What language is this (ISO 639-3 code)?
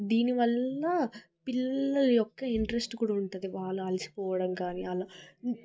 tel